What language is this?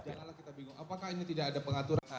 Indonesian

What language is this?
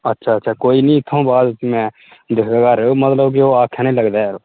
Dogri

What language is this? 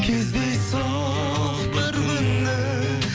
Kazakh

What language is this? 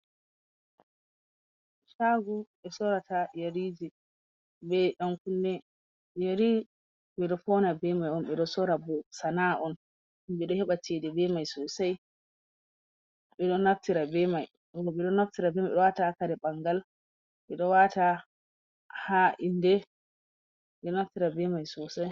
Fula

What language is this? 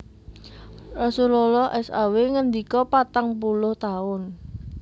Javanese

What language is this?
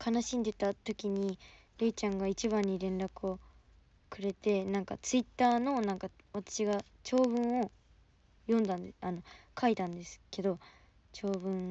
Japanese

